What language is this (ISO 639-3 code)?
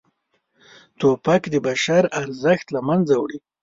pus